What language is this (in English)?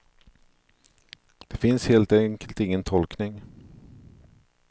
Swedish